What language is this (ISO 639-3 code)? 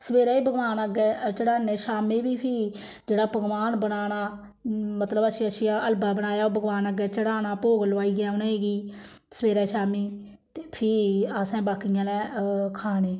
doi